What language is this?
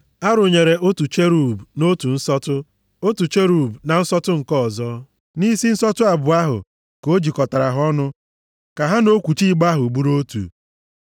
Igbo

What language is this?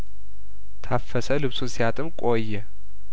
Amharic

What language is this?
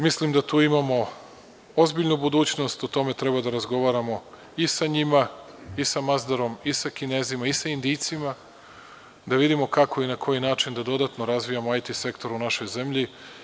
Serbian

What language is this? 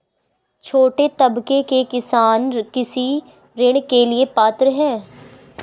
Hindi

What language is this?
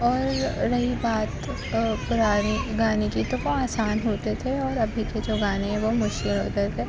Urdu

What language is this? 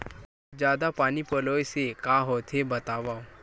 Chhattisgarhi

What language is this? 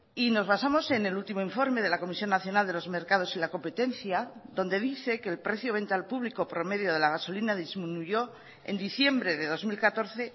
Spanish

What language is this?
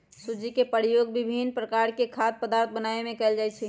Magahi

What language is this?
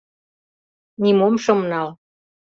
Mari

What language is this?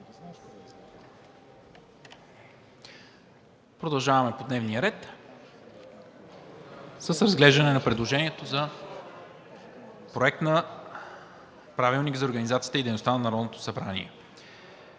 Bulgarian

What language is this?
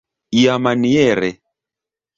Esperanto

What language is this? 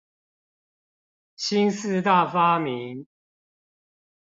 Chinese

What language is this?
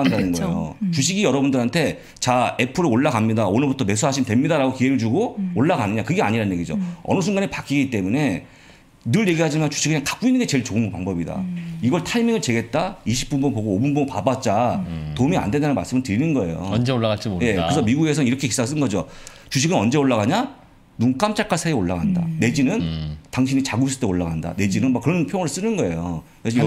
Korean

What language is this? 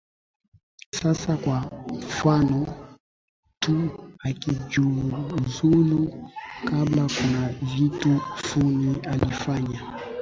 Swahili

